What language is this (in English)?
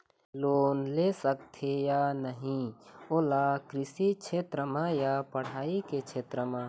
Chhattisgarhi